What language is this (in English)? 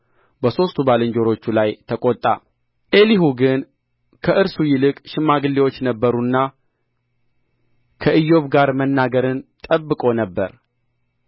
Amharic